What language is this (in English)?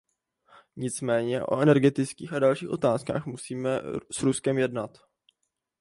Czech